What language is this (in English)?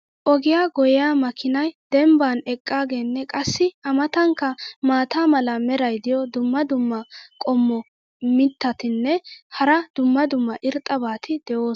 Wolaytta